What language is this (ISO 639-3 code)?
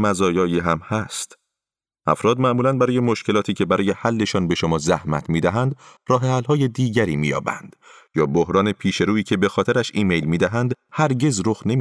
fas